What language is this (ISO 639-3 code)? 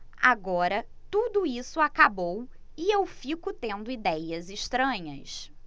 por